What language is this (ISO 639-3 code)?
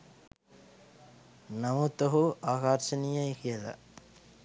sin